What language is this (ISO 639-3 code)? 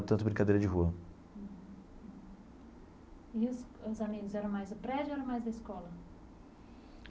por